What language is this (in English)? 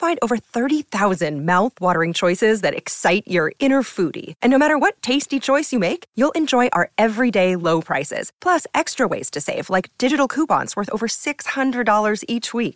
Thai